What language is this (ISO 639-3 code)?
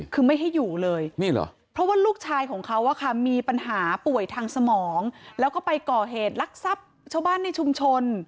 tha